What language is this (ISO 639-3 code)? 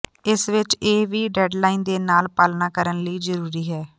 pan